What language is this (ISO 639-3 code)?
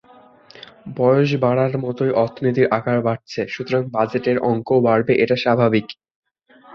ben